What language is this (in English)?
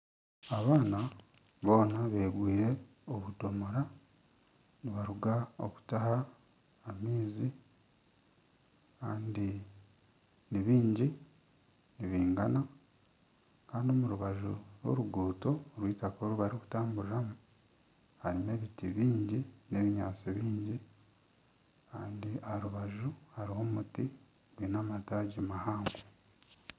Nyankole